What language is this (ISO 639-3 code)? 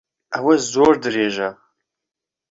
ckb